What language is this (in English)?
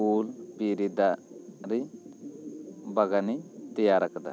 Santali